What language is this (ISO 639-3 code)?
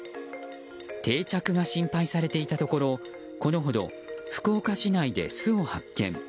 jpn